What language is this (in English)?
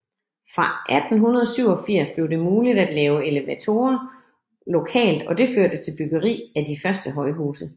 Danish